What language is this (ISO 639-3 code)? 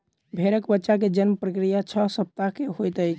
mai